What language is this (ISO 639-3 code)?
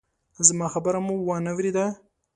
pus